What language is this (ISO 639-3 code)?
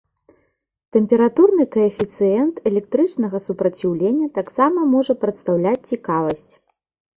bel